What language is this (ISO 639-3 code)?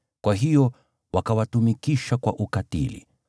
swa